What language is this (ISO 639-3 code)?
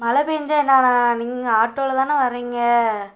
tam